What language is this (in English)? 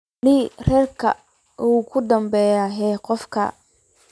Somali